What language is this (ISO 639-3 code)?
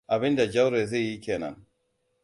hau